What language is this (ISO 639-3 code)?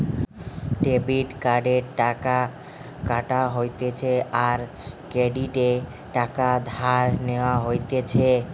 ben